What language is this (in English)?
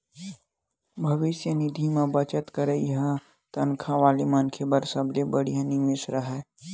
Chhattisgarhi